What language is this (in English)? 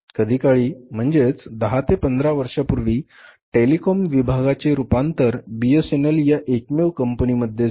Marathi